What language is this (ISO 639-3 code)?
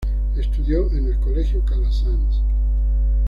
spa